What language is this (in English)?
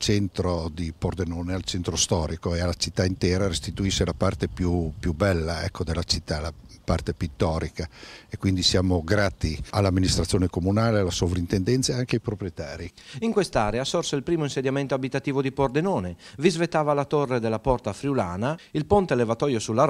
Italian